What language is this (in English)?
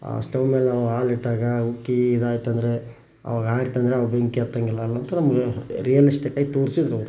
Kannada